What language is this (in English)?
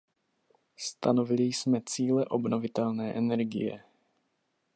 Czech